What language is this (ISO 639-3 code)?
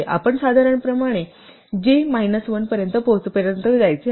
mar